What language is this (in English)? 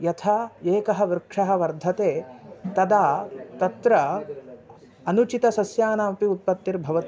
Sanskrit